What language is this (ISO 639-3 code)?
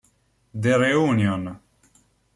ita